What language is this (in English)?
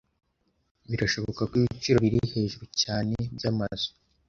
Kinyarwanda